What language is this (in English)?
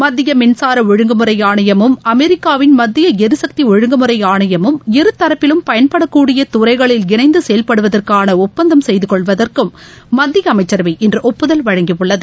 Tamil